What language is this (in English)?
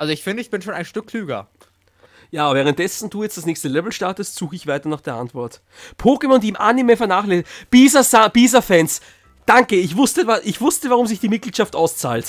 German